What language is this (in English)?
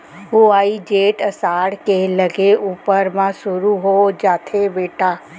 Chhattisgarhi